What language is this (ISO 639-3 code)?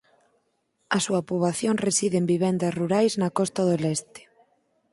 glg